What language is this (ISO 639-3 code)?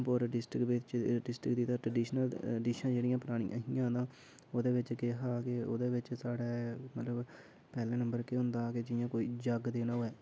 doi